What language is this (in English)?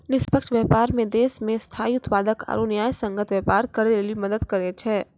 Maithili